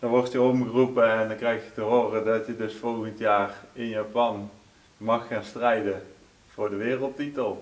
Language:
Dutch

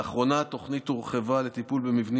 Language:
Hebrew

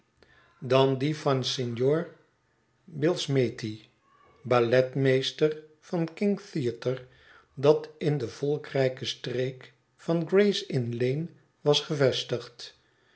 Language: Dutch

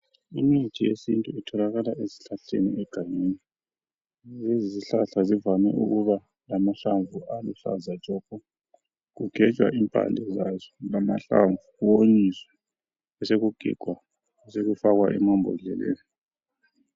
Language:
North Ndebele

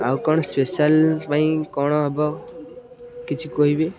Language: Odia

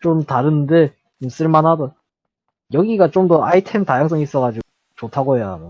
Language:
Korean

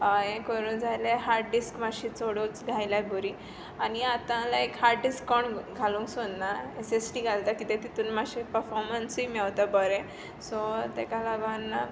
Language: Konkani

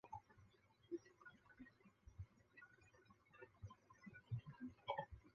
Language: Chinese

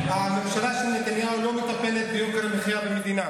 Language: Hebrew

